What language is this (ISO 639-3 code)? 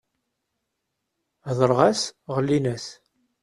kab